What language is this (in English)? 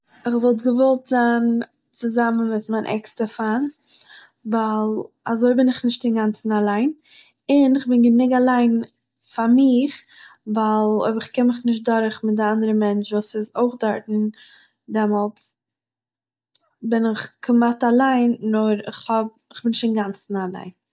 Yiddish